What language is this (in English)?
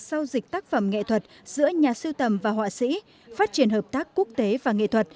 Vietnamese